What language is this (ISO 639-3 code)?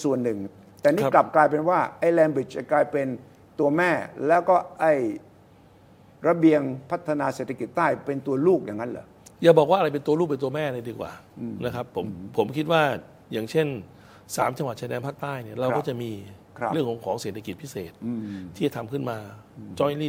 tha